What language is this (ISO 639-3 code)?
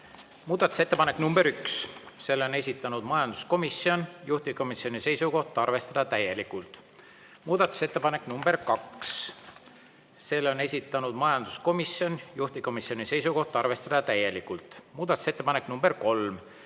est